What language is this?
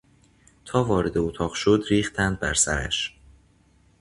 Persian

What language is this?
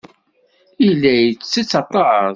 Kabyle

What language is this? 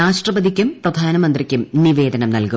Malayalam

